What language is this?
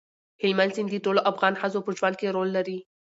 Pashto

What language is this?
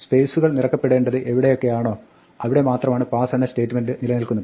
Malayalam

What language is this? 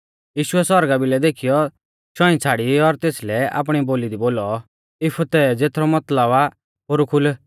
Mahasu Pahari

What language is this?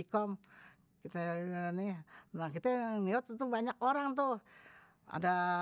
Betawi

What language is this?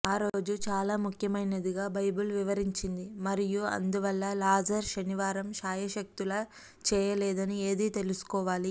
Telugu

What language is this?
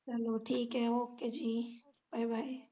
Punjabi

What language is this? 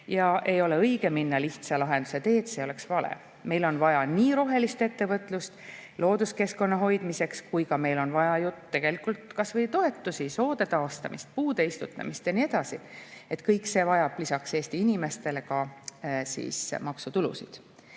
Estonian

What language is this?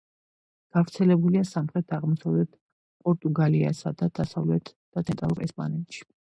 Georgian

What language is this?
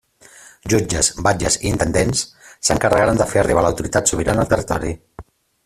Catalan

